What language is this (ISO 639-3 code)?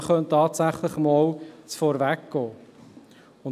gsw